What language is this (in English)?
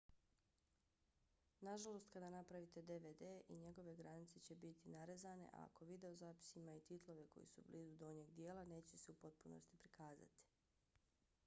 Bosnian